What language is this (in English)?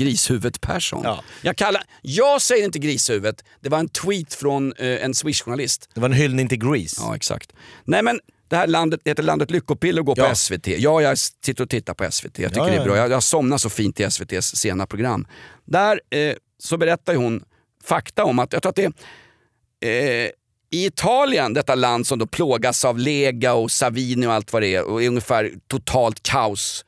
Swedish